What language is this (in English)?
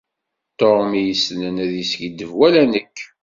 Kabyle